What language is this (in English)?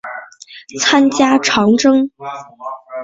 Chinese